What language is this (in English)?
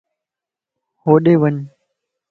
Lasi